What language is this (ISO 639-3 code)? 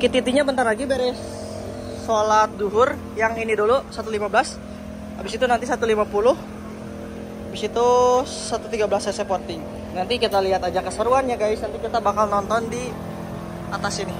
ind